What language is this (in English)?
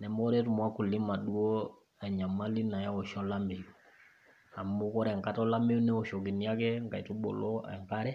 Masai